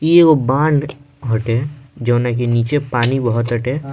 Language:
Bhojpuri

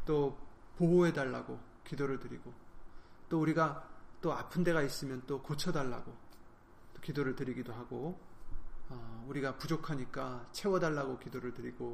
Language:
Korean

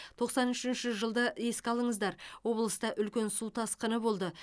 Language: Kazakh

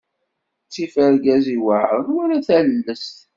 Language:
Kabyle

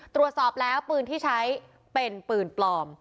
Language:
Thai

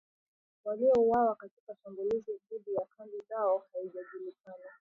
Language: Swahili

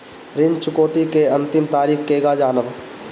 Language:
Bhojpuri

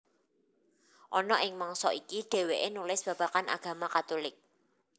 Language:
Javanese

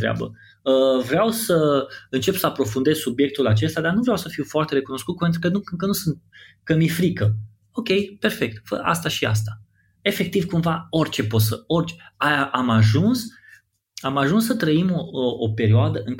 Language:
Romanian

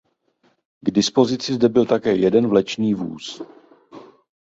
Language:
Czech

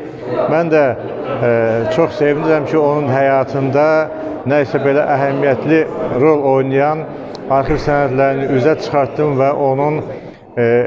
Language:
Turkish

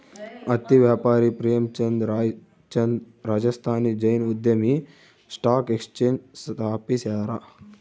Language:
Kannada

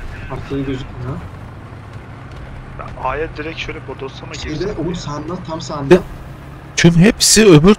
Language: Turkish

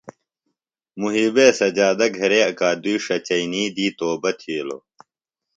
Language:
Phalura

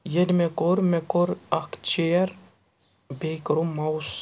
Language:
Kashmiri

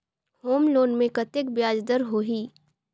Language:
Chhattisgarhi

